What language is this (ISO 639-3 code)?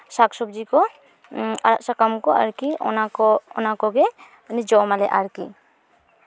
sat